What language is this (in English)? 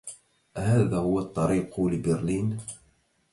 Arabic